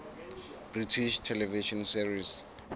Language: Southern Sotho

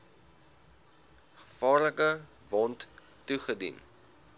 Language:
Afrikaans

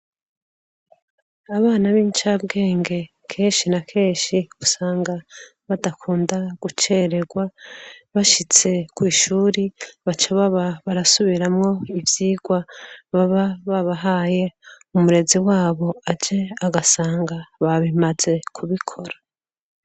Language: Rundi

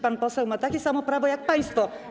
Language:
Polish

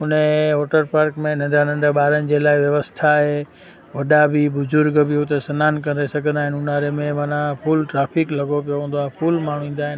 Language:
Sindhi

